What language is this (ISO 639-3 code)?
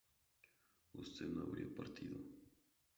spa